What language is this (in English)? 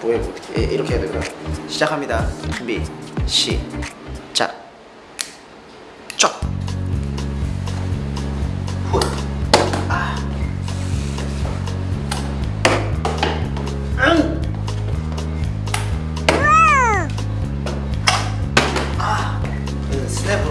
Korean